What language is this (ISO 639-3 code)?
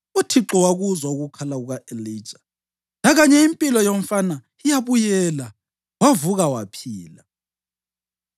nde